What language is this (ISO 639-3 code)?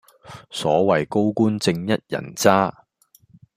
yue